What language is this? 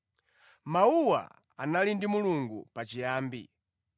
Nyanja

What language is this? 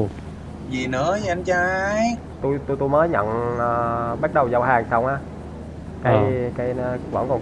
Vietnamese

